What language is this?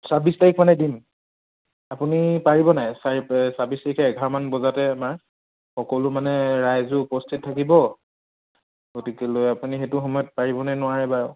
Assamese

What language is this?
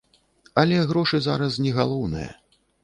Belarusian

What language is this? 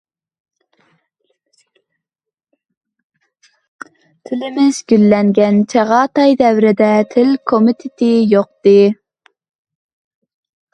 Uyghur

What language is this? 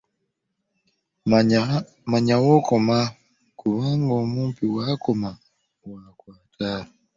Ganda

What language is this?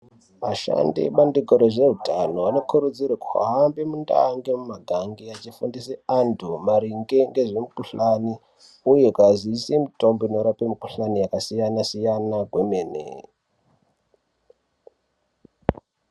Ndau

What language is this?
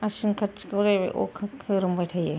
Bodo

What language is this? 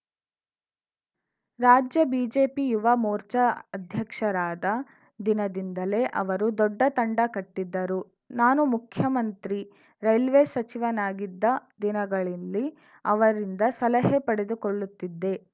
Kannada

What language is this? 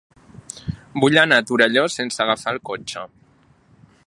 Catalan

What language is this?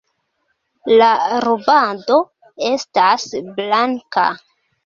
Esperanto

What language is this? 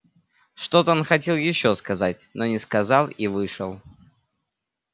Russian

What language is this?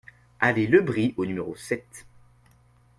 French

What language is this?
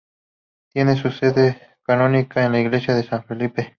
Spanish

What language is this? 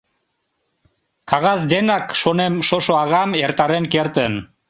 Mari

